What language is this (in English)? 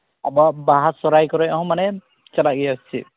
Santali